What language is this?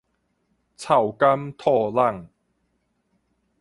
Min Nan Chinese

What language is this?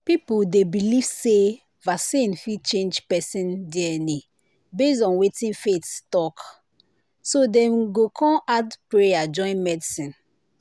Nigerian Pidgin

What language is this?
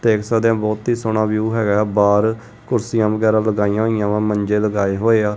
Punjabi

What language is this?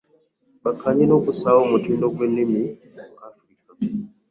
Ganda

